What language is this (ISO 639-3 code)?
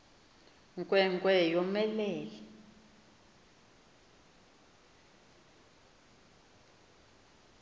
xho